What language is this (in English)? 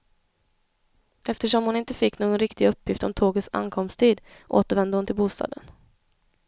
Swedish